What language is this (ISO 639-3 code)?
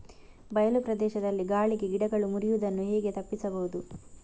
kan